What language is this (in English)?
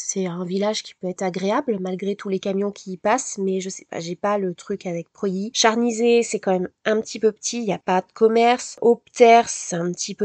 French